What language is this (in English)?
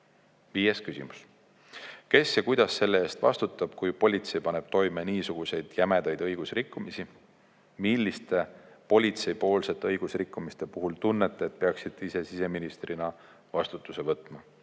Estonian